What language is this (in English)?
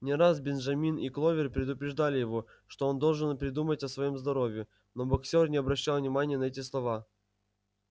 Russian